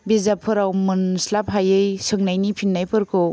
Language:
Bodo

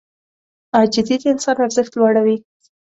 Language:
Pashto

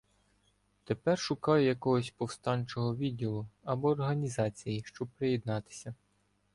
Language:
Ukrainian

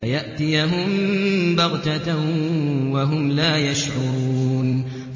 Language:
Arabic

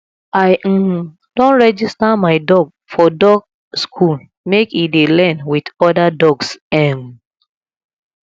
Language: Nigerian Pidgin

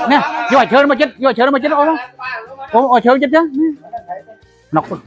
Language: Vietnamese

